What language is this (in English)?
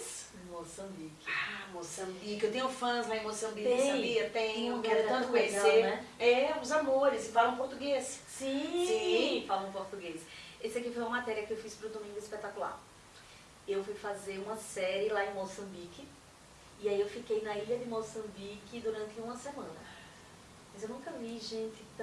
Portuguese